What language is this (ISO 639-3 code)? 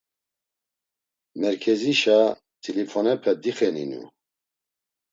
lzz